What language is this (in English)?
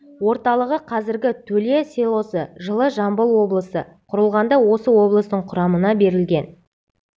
Kazakh